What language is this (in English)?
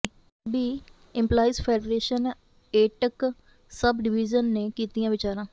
Punjabi